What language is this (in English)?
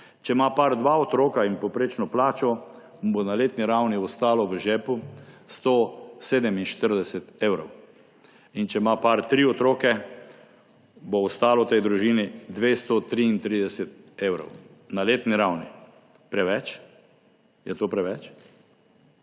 Slovenian